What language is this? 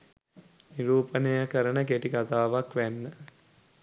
Sinhala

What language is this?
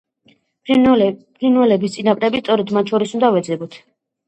Georgian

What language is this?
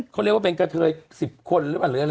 Thai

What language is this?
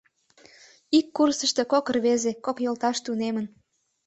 Mari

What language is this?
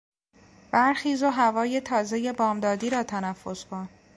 Persian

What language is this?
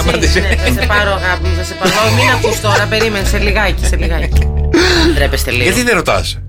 Greek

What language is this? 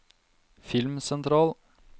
Norwegian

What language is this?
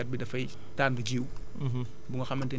Wolof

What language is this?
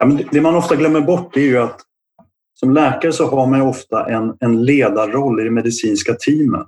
Swedish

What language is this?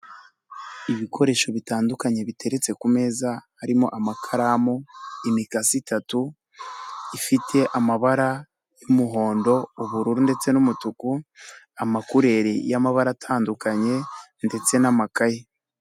Kinyarwanda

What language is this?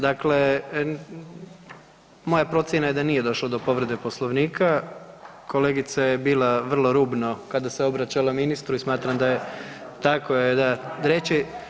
Croatian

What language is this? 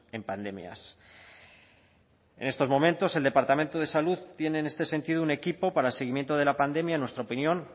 Spanish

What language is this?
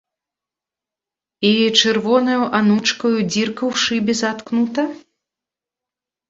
Belarusian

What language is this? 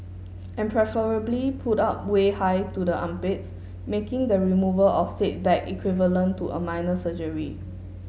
English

